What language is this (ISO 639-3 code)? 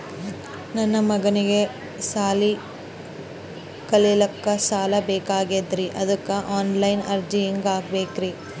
kan